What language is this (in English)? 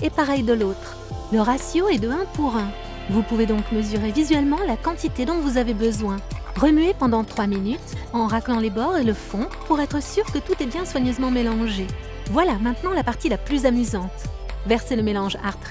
French